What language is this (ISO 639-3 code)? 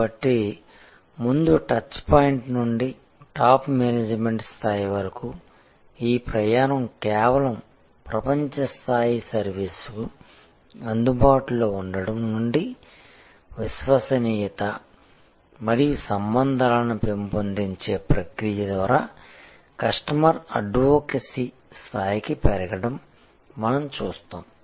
tel